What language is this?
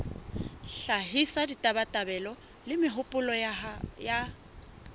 Southern Sotho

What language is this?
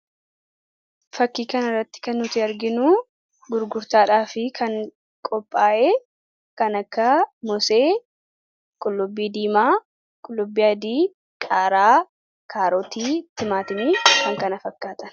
Oromo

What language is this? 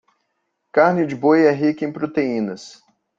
Portuguese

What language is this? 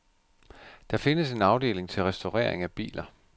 Danish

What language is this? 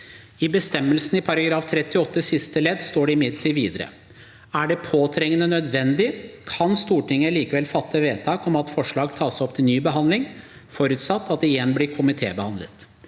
Norwegian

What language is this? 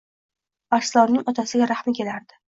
Uzbek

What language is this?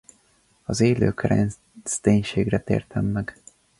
Hungarian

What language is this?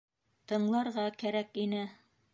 Bashkir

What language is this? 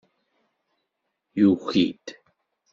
Kabyle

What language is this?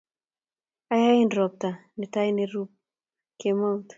Kalenjin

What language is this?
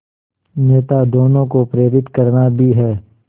Hindi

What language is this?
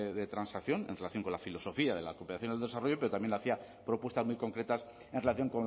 Spanish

